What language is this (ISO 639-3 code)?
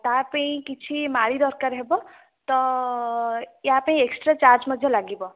ori